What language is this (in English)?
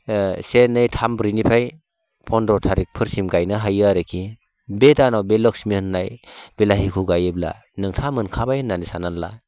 Bodo